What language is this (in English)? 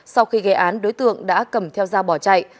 Vietnamese